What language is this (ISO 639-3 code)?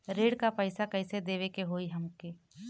bho